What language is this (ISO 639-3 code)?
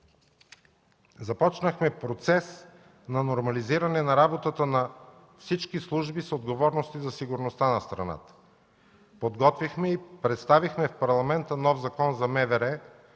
bul